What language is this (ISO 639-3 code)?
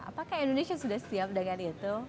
ind